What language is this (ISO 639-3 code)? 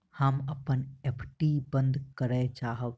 mai